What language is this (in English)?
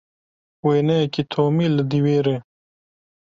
Kurdish